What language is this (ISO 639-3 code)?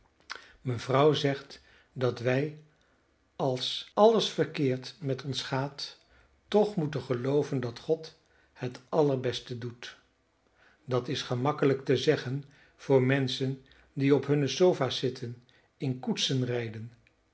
nld